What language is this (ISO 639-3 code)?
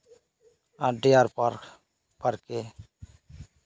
sat